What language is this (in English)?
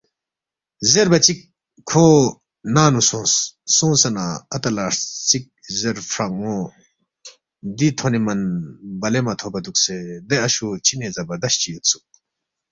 Balti